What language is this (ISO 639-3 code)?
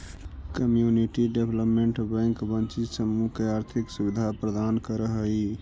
mag